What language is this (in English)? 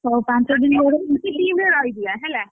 Odia